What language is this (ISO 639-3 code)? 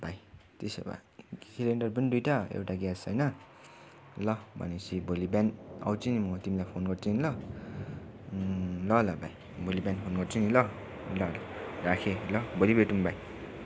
nep